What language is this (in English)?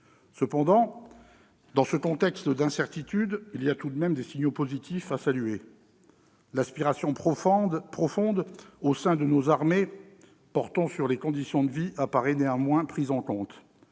French